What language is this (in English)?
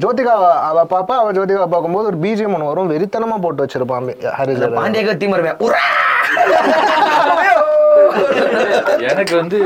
Tamil